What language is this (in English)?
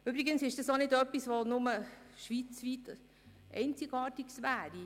Swiss German